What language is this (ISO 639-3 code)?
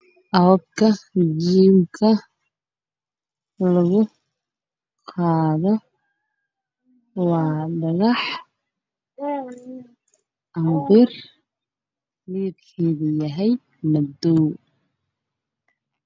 som